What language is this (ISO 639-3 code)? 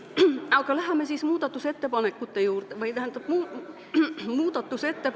est